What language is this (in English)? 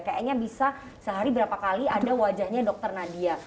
Indonesian